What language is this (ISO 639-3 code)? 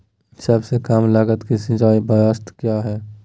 mag